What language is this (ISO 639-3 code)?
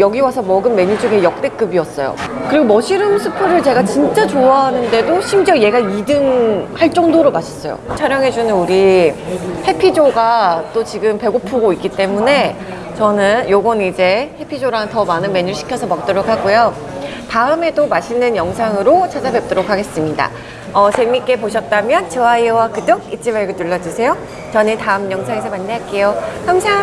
kor